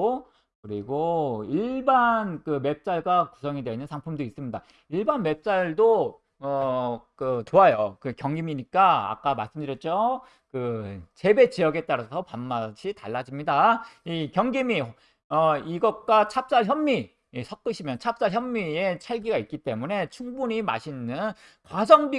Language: Korean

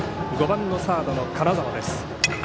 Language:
Japanese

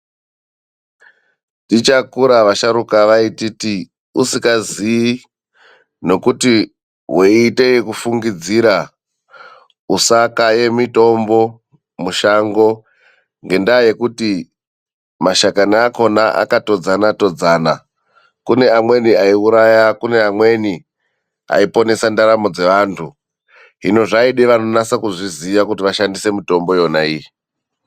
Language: Ndau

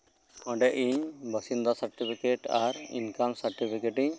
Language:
Santali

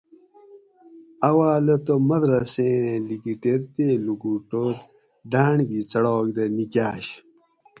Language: Gawri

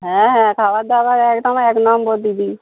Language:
Bangla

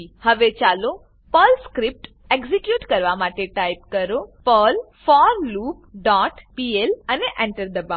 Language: Gujarati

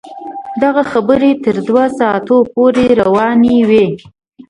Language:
Pashto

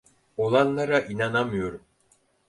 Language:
Turkish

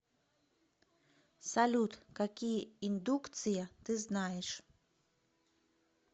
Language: Russian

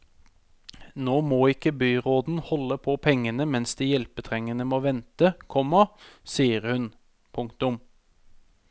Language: Norwegian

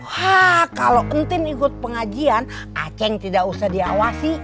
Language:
Indonesian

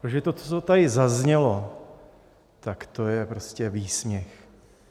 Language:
Czech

